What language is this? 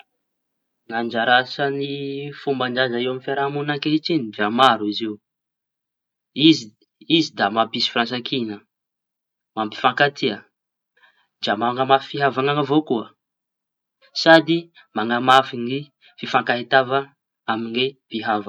Tanosy Malagasy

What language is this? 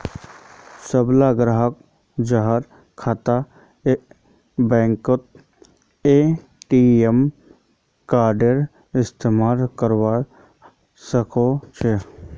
Magahi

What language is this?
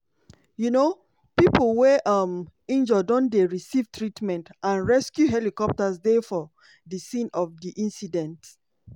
Nigerian Pidgin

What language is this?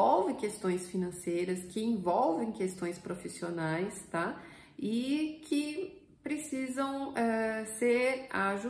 Portuguese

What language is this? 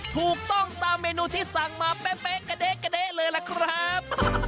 Thai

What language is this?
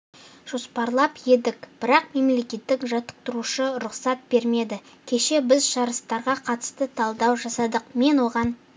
Kazakh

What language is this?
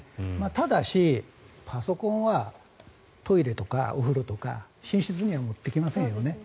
Japanese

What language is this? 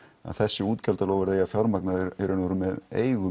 Icelandic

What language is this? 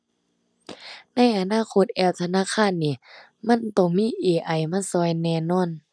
Thai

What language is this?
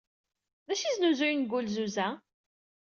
Kabyle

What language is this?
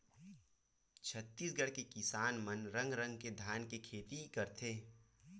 Chhattisgarhi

